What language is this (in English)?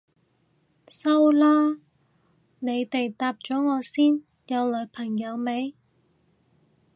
Cantonese